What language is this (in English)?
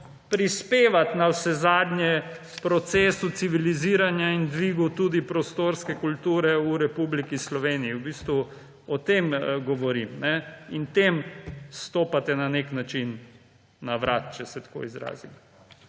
Slovenian